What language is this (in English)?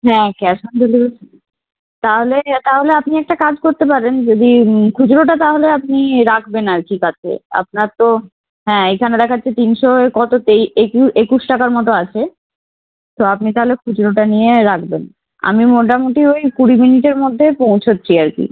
Bangla